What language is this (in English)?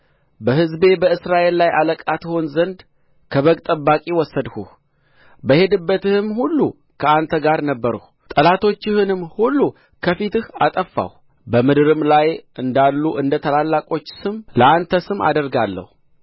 Amharic